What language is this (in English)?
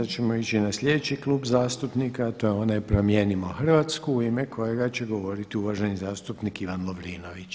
Croatian